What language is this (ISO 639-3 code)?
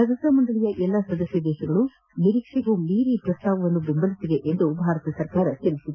kan